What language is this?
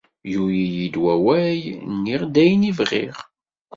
Kabyle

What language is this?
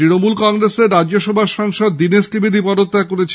Bangla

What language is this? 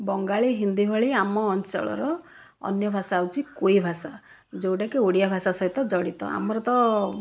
Odia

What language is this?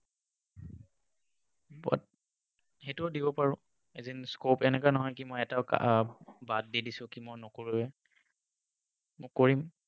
Assamese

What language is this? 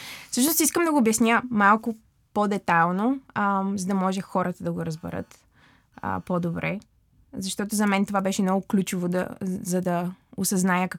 Bulgarian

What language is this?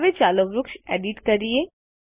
Gujarati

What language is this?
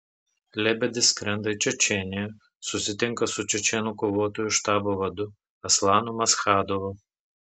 Lithuanian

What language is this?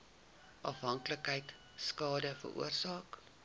Afrikaans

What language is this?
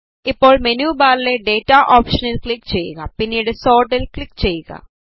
Malayalam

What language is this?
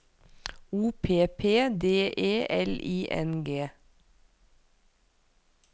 Norwegian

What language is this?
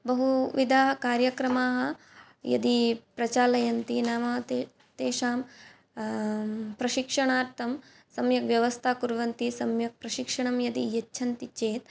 Sanskrit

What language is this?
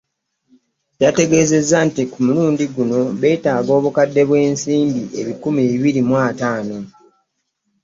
Ganda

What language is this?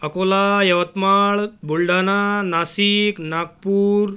Marathi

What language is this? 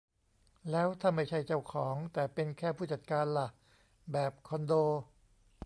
Thai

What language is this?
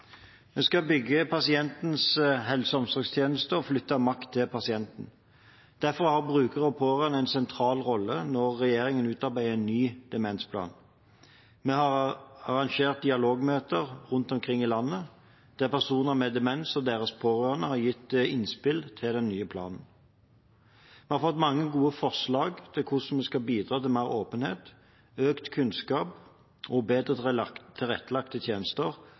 Norwegian Bokmål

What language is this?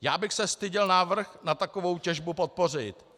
Czech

